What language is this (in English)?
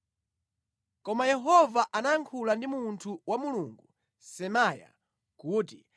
Nyanja